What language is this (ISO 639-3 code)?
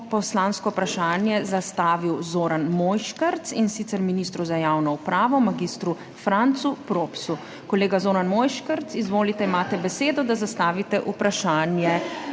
slv